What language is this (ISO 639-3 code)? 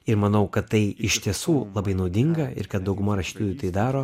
lit